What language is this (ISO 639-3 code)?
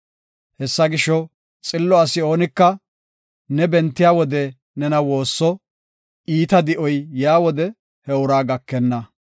gof